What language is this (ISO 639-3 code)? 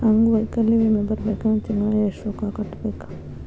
kan